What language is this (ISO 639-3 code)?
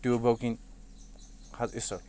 kas